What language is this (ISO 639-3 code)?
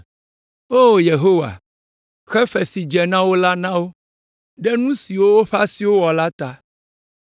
ewe